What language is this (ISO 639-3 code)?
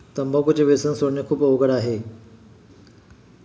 mar